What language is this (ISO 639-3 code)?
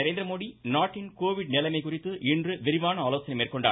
tam